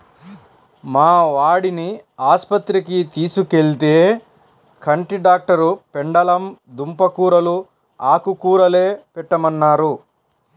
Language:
Telugu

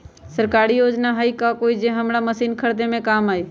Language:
Magahi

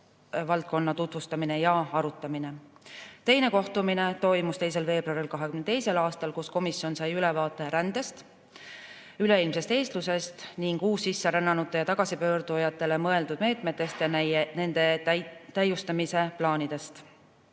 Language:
Estonian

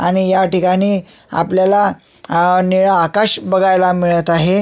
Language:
Marathi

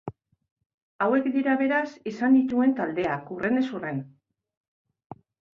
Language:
Basque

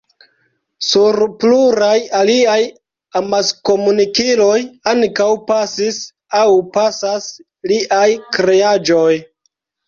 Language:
Esperanto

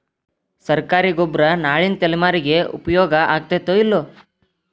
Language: Kannada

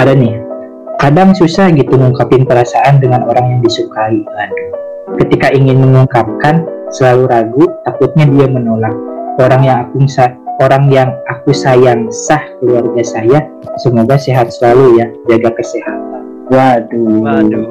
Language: Indonesian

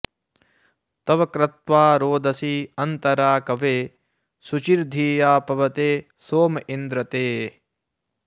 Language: Sanskrit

